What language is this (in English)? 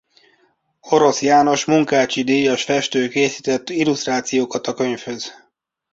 Hungarian